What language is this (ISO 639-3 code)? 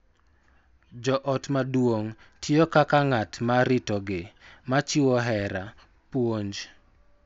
luo